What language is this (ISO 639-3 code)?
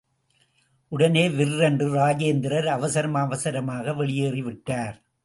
tam